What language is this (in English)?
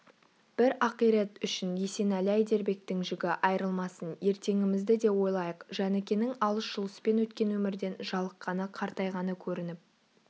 Kazakh